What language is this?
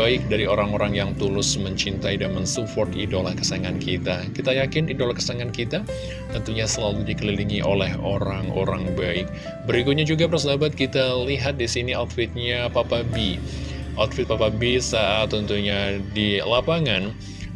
Indonesian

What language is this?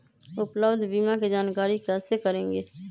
Magahi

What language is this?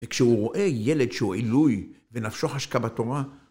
Hebrew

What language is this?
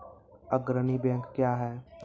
Maithili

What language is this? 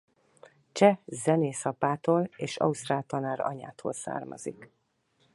Hungarian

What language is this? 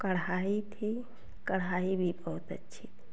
Hindi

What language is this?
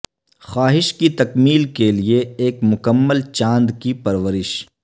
Urdu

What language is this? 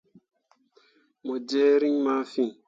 Mundang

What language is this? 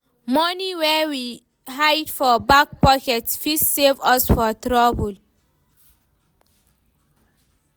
Nigerian Pidgin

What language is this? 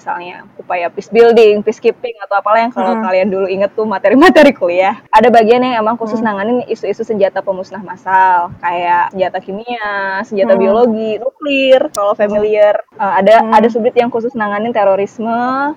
Indonesian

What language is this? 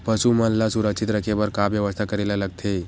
Chhattisgarhi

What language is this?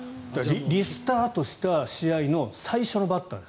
Japanese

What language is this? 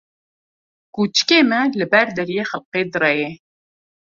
Kurdish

